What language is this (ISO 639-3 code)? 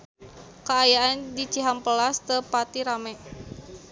sun